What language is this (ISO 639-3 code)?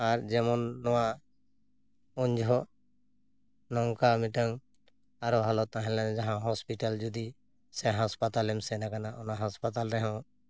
sat